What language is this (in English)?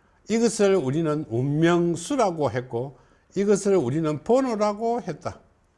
Korean